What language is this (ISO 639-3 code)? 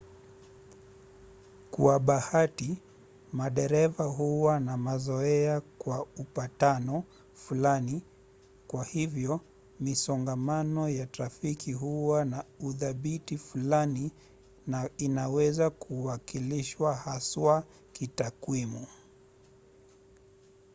swa